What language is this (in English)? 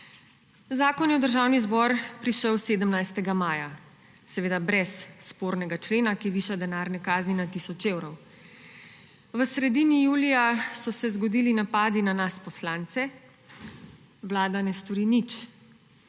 Slovenian